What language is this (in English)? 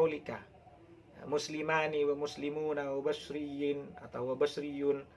Indonesian